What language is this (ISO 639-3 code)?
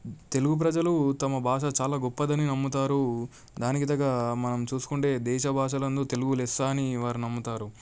tel